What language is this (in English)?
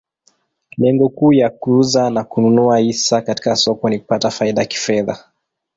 Swahili